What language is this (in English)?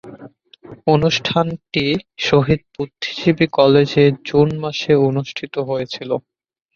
Bangla